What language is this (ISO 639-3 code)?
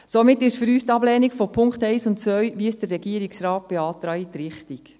gsw